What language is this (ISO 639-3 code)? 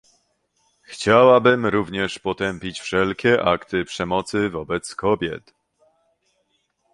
pol